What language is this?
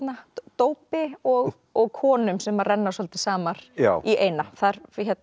Icelandic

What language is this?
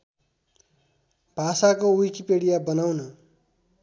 Nepali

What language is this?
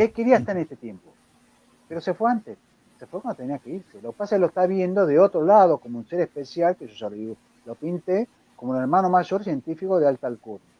Spanish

